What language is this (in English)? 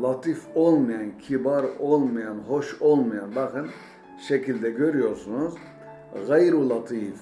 Turkish